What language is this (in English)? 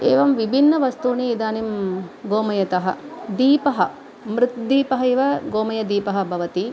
Sanskrit